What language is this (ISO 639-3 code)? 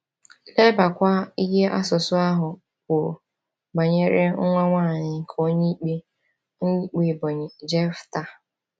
ibo